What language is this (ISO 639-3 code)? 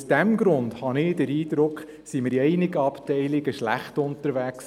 gsw